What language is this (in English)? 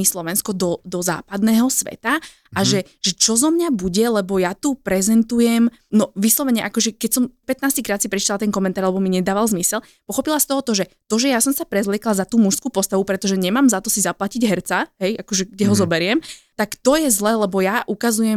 Slovak